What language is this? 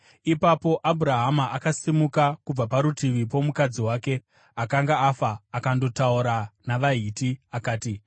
Shona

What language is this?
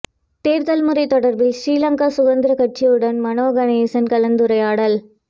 Tamil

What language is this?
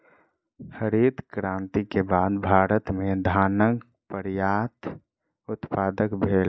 Maithili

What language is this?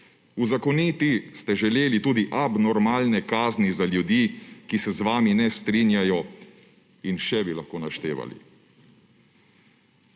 Slovenian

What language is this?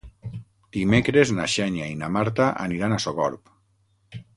Catalan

